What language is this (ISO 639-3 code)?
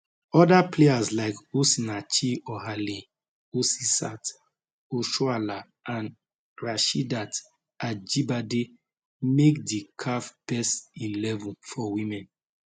pcm